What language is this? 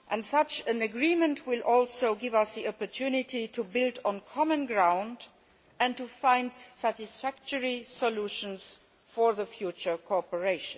English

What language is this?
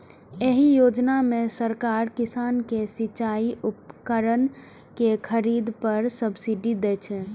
Maithili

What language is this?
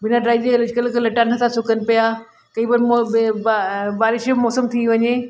Sindhi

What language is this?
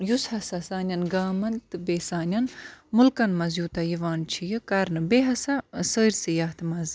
Kashmiri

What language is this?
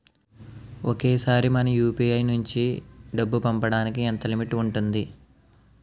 Telugu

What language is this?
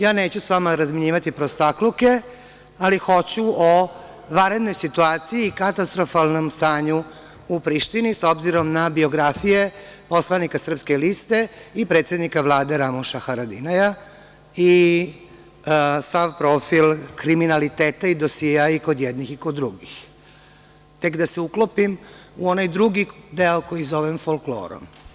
Serbian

